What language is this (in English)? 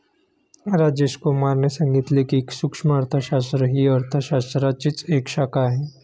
Marathi